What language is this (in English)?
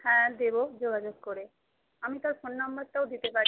Bangla